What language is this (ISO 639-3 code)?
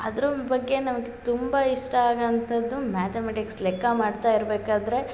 kan